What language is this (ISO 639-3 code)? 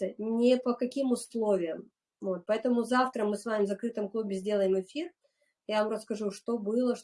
rus